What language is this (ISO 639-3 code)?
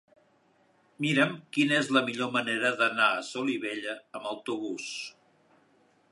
cat